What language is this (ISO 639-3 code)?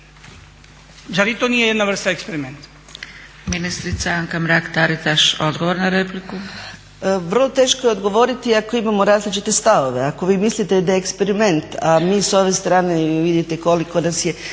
hrv